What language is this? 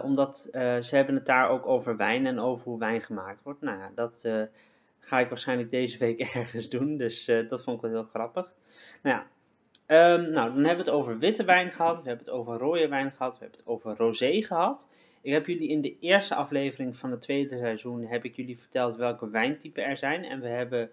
Dutch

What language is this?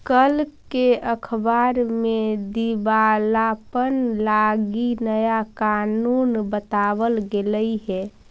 Magahi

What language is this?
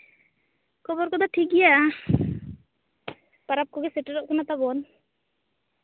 Santali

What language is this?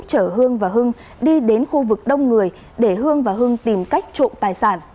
Vietnamese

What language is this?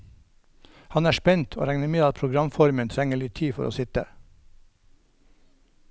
Norwegian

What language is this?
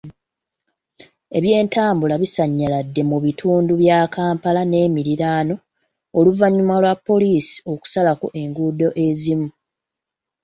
Ganda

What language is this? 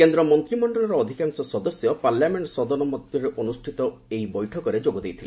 Odia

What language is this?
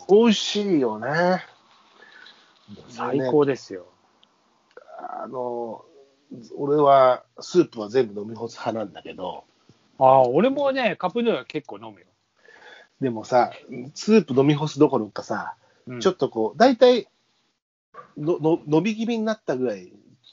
Japanese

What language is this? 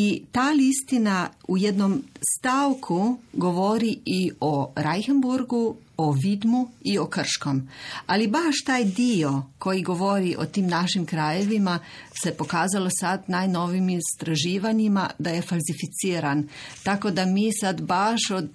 Croatian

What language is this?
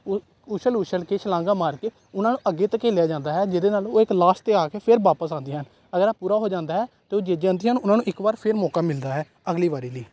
Punjabi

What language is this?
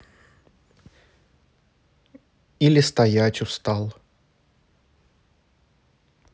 Russian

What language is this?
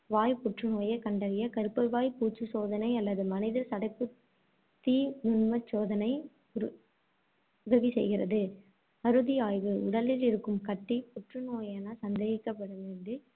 Tamil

